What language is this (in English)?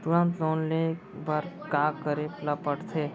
Chhattisgarhi